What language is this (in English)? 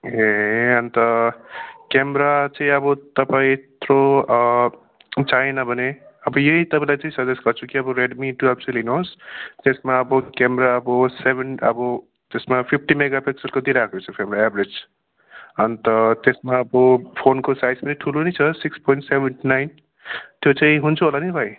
Nepali